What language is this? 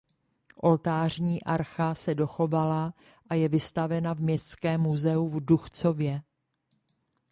Czech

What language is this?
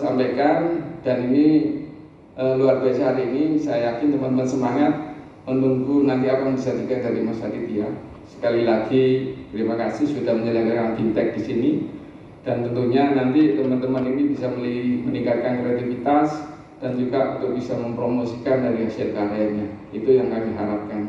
Indonesian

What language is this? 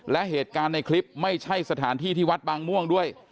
Thai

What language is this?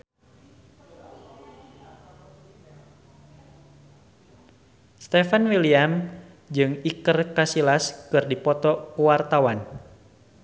Sundanese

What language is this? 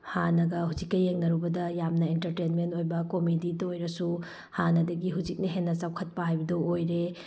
Manipuri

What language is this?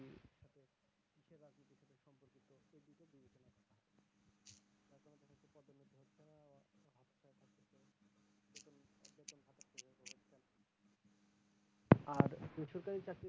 Bangla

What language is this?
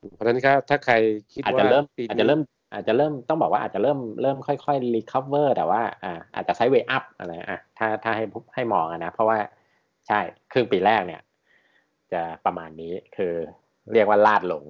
Thai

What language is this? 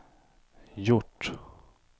Swedish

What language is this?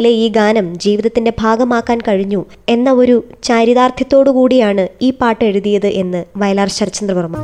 Malayalam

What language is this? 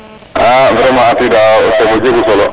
Serer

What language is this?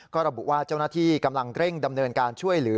Thai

